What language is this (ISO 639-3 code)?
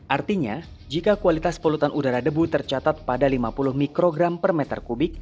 ind